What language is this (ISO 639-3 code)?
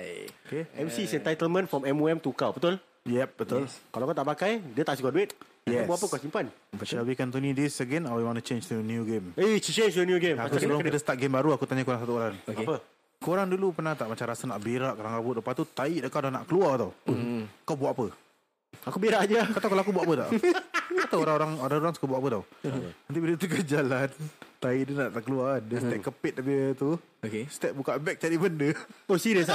msa